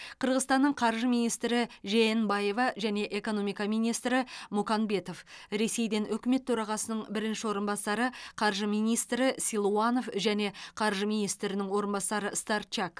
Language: Kazakh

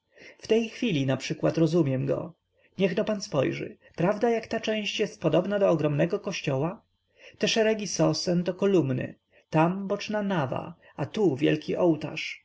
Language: Polish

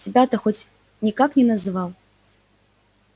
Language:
Russian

